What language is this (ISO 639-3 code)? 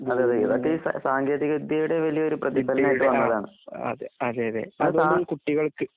mal